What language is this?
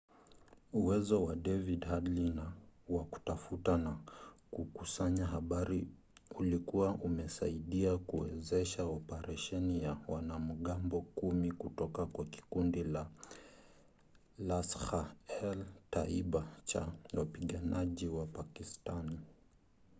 Swahili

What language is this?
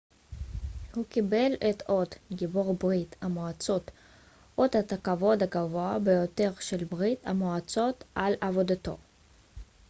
Hebrew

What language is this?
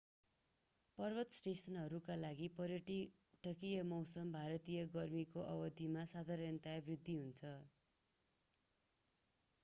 Nepali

